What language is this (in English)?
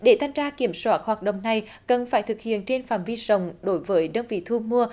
Vietnamese